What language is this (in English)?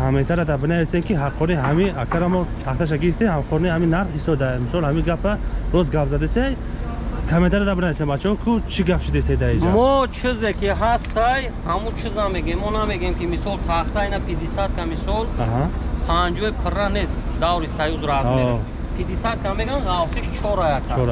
Turkish